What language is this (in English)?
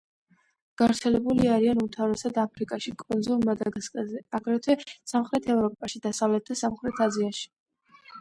Georgian